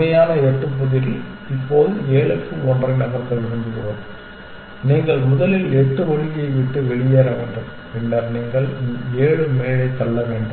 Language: Tamil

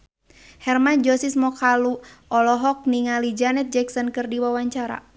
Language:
Sundanese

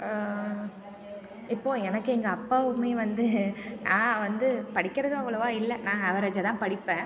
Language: Tamil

